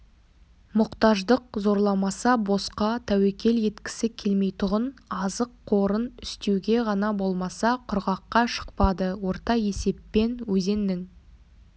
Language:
Kazakh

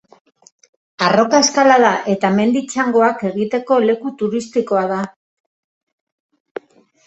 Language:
Basque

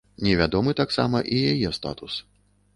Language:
Belarusian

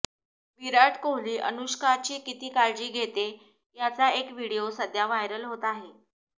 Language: Marathi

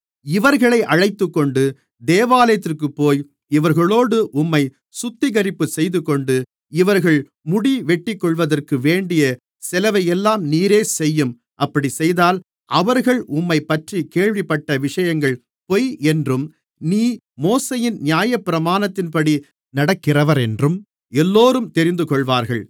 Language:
Tamil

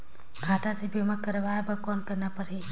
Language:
Chhattisgarhi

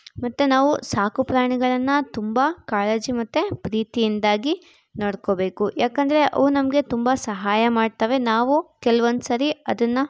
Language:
Kannada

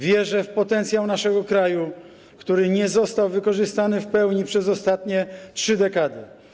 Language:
Polish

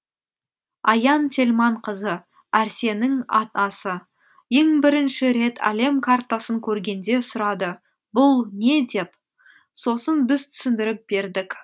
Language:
Kazakh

